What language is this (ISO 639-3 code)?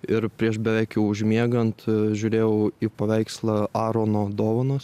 lit